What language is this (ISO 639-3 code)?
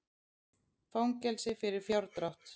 isl